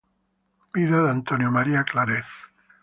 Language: Spanish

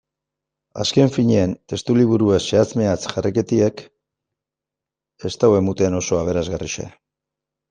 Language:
Basque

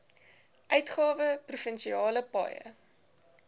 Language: Afrikaans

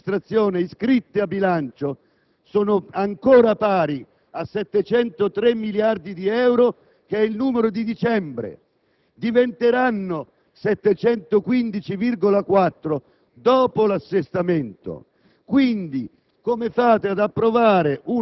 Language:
Italian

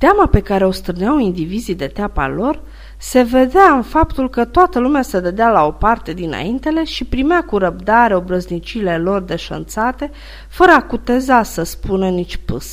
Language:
Romanian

